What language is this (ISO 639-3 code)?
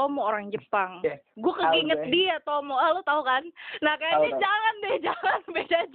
ind